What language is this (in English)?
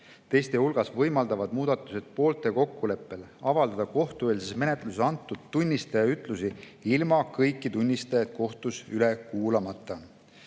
Estonian